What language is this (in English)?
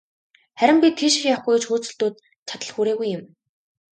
Mongolian